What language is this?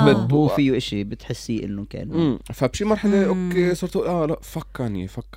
Arabic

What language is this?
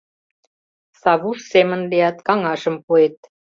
Mari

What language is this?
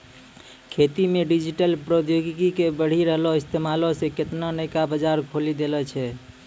Maithili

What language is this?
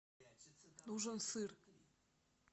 Russian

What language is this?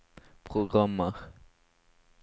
Norwegian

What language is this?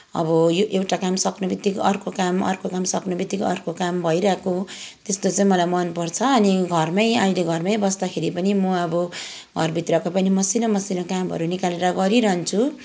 Nepali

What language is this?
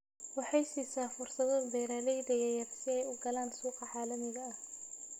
Somali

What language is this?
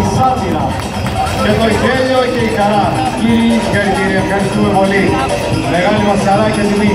Greek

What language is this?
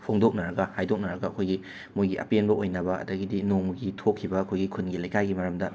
Manipuri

